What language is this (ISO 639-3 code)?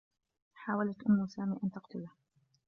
ara